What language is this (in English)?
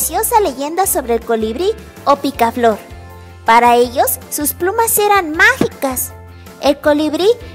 Spanish